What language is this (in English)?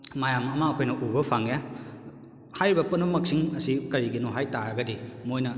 Manipuri